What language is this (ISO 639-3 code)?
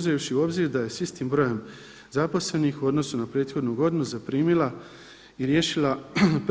hrv